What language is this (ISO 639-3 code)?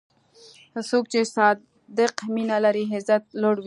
pus